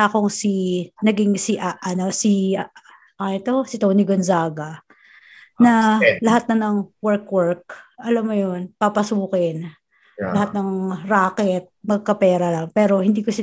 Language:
Filipino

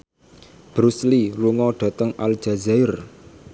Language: Javanese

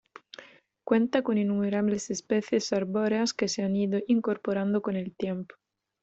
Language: Spanish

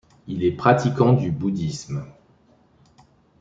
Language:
French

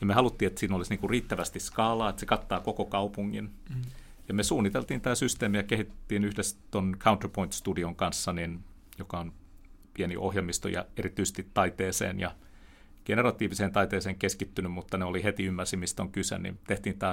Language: Finnish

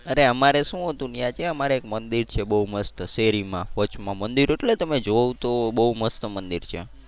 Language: Gujarati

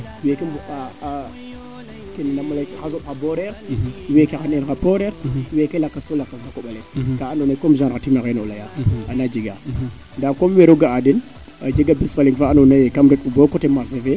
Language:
Serer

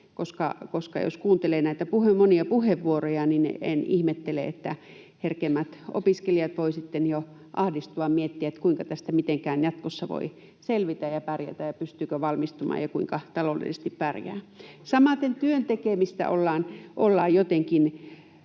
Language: Finnish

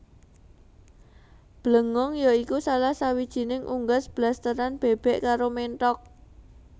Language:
Javanese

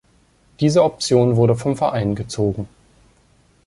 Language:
German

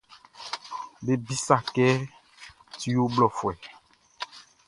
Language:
Baoulé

